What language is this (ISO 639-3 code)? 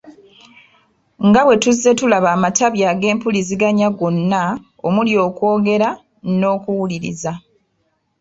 lug